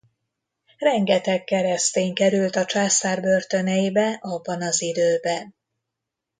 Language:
Hungarian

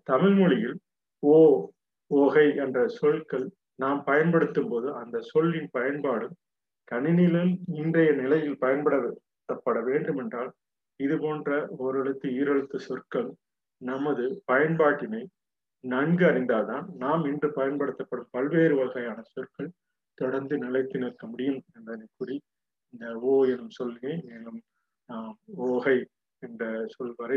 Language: Tamil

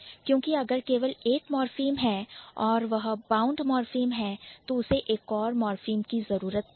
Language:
Hindi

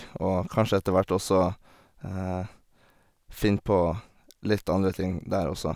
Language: Norwegian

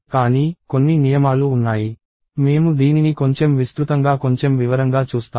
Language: Telugu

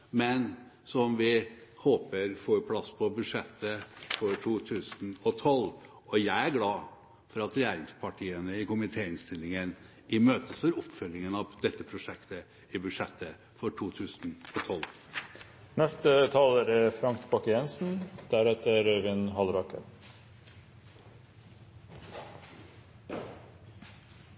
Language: Norwegian Bokmål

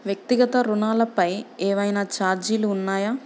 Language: Telugu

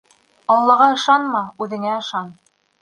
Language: Bashkir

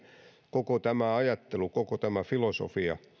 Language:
Finnish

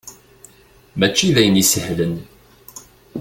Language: Kabyle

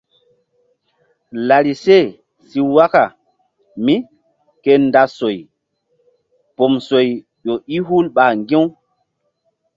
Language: Mbum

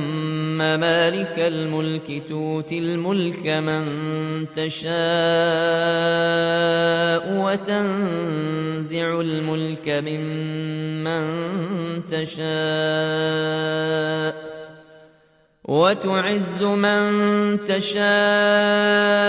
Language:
Arabic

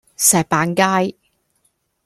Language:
Cantonese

